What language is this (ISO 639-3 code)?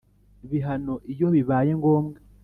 kin